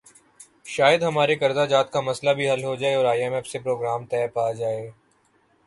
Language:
Urdu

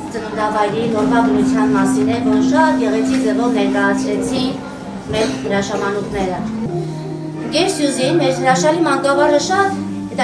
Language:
Romanian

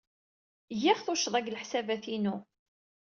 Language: Kabyle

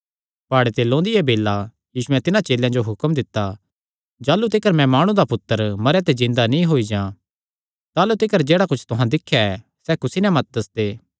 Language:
Kangri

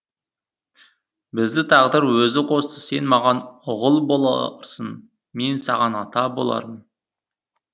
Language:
Kazakh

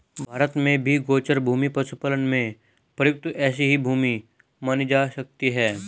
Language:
Hindi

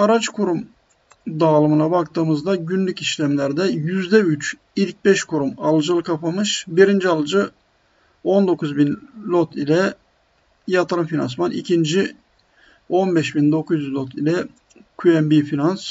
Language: Turkish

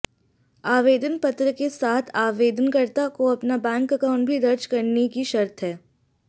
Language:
Hindi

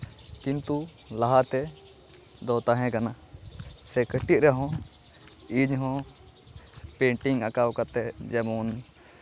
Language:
Santali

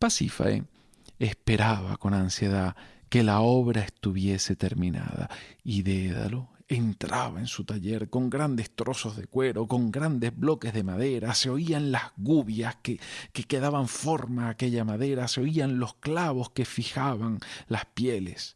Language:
Spanish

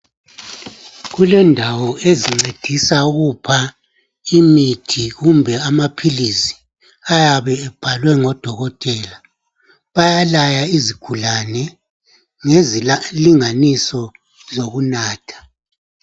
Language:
North Ndebele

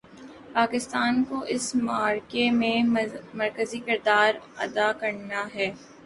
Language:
Urdu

